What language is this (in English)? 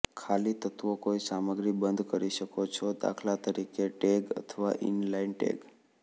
Gujarati